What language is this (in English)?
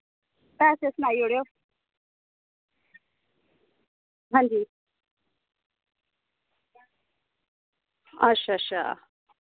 Dogri